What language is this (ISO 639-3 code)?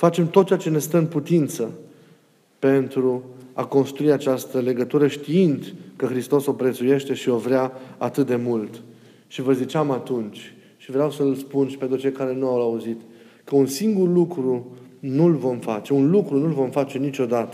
ron